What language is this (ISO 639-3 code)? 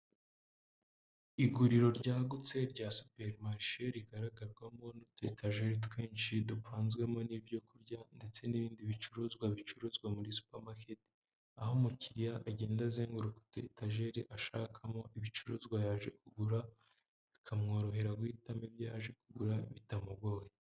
kin